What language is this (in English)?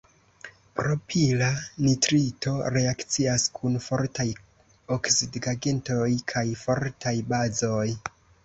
Esperanto